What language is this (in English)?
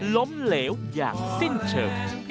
Thai